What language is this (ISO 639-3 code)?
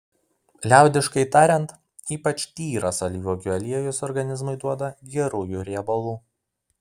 lit